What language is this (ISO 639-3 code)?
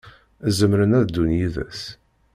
kab